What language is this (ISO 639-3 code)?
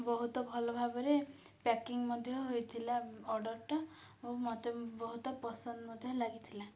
ori